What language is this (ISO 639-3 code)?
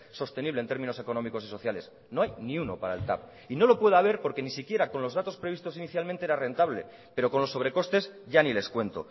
spa